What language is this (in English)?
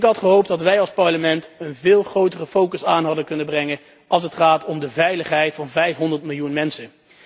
Dutch